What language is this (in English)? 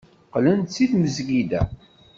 Kabyle